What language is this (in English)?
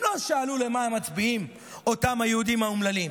Hebrew